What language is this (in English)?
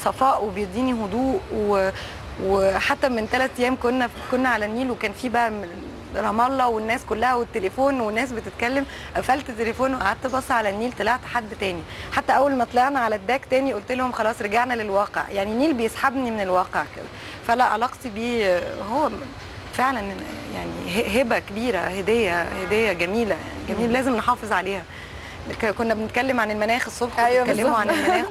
Arabic